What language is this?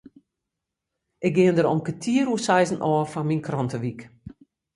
Western Frisian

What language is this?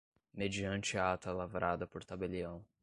Portuguese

